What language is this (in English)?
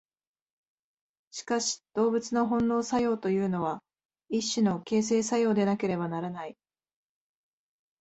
Japanese